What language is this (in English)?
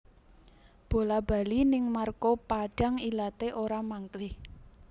Javanese